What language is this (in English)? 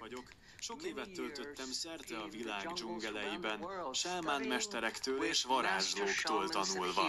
Hungarian